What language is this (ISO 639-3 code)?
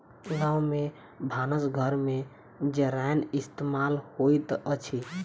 mai